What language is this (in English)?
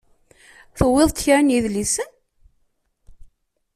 Kabyle